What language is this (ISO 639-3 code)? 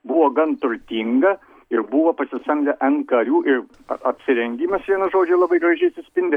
lit